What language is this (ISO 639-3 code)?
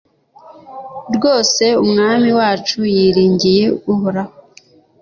kin